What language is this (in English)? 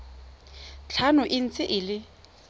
Tswana